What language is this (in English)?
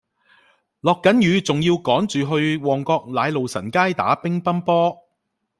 Cantonese